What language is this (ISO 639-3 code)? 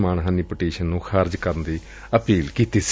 pan